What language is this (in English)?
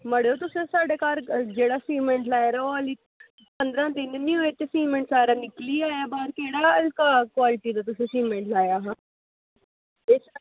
Dogri